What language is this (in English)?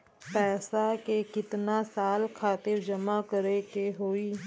Bhojpuri